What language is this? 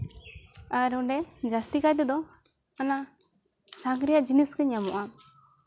Santali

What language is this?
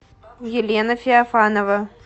Russian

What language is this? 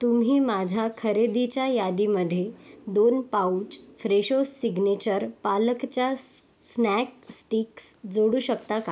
Marathi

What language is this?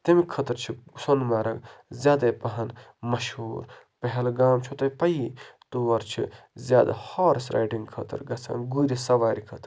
Kashmiri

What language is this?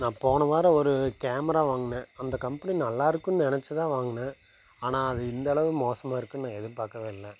Tamil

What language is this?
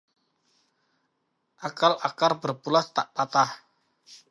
Indonesian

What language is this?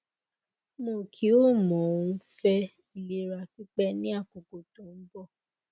Yoruba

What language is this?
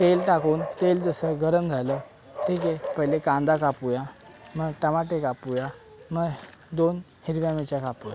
Marathi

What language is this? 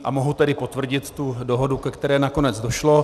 Czech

